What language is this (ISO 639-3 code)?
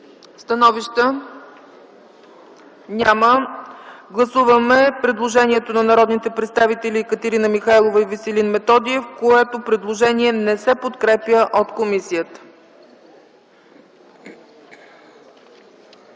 bul